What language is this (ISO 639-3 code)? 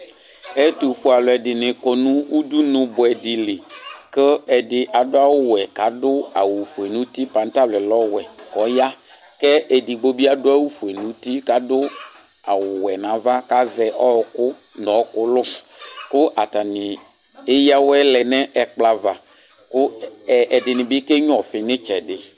kpo